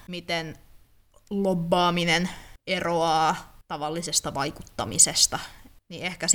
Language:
Finnish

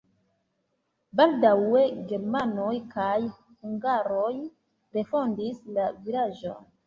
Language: Esperanto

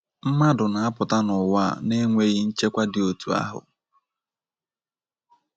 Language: Igbo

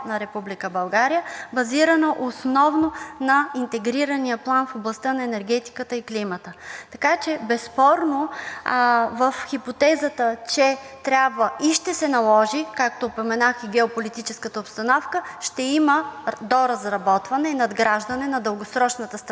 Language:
Bulgarian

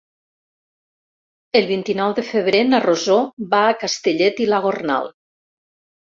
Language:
Catalan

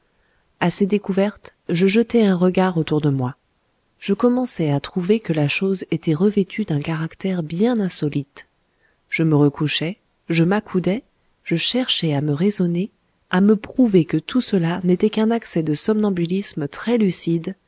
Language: French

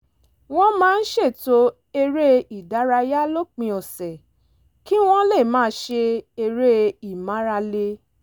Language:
Yoruba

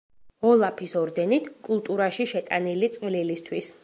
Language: Georgian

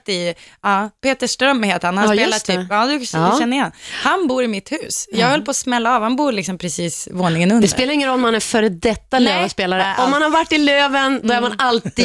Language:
Swedish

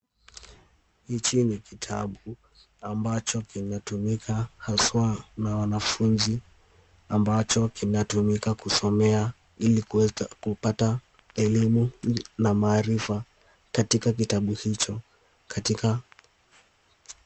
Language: Swahili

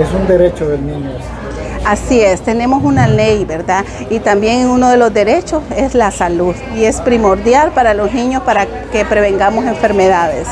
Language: Spanish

